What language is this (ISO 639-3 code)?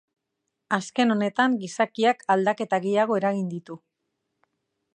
eus